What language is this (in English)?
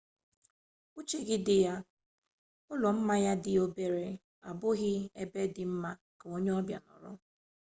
Igbo